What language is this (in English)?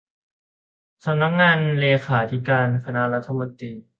Thai